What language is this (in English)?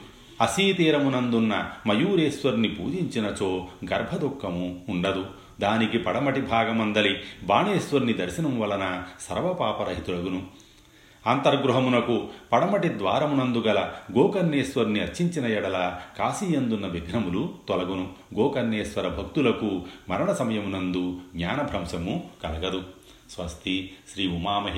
Telugu